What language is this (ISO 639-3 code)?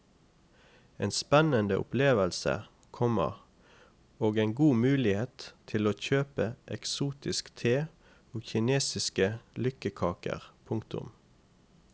nor